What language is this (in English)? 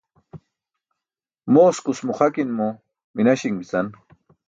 Burushaski